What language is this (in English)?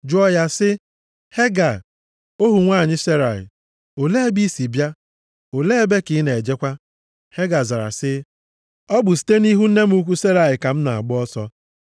Igbo